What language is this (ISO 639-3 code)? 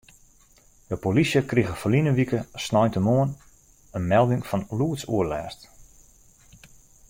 fry